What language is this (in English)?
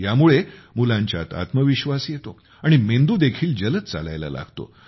Marathi